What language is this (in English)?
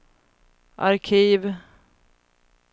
Swedish